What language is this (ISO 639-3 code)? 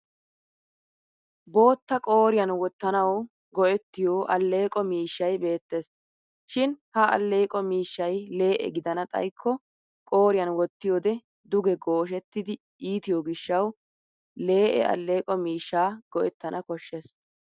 wal